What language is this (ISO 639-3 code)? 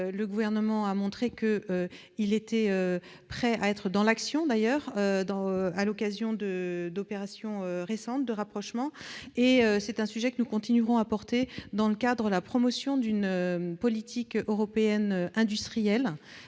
fra